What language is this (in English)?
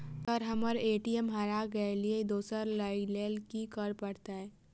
Maithili